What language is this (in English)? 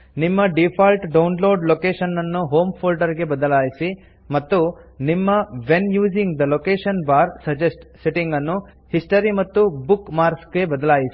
Kannada